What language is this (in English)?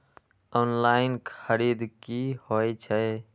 Maithili